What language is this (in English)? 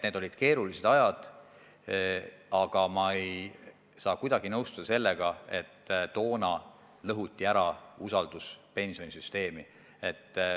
Estonian